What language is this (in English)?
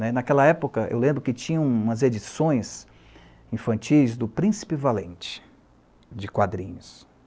Portuguese